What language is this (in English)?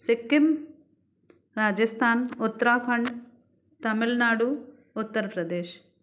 Sindhi